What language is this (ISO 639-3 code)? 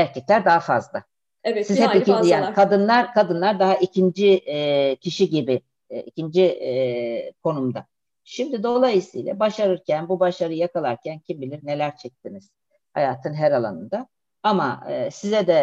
tur